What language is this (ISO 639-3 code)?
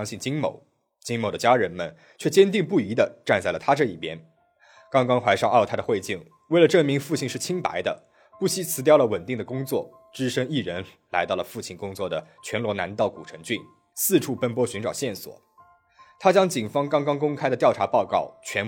zho